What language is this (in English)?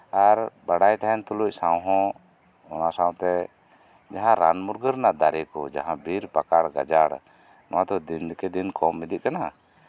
Santali